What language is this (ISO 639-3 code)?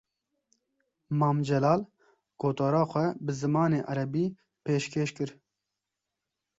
kur